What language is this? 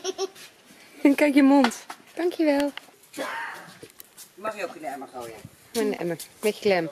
Dutch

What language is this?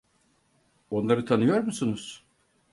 Turkish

